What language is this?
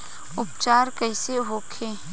Bhojpuri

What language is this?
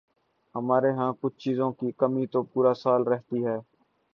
Urdu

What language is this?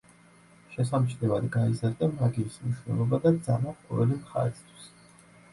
Georgian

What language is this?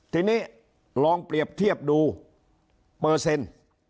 Thai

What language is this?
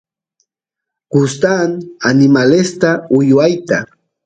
Santiago del Estero Quichua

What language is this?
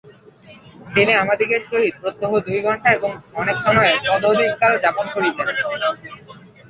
Bangla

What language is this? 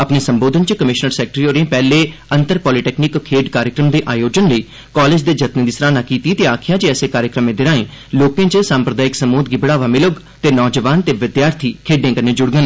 Dogri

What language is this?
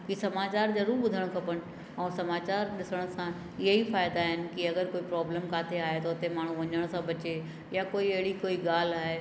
Sindhi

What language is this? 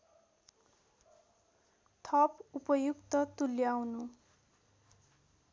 Nepali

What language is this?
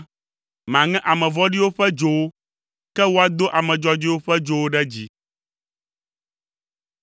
Ewe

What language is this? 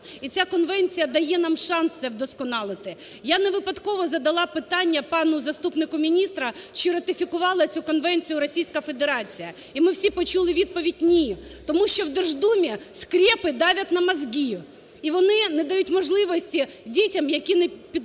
Ukrainian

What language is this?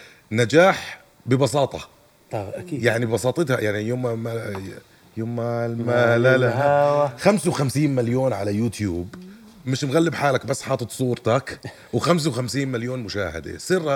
Arabic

